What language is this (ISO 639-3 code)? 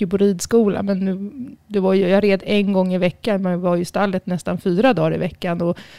swe